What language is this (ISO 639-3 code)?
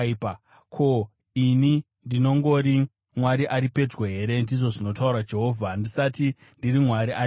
sna